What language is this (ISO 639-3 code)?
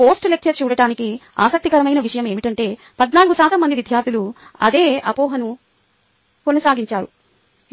tel